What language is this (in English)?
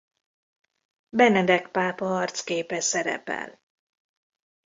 Hungarian